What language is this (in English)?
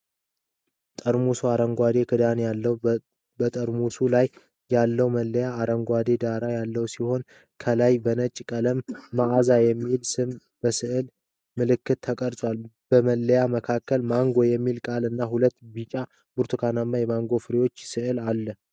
Amharic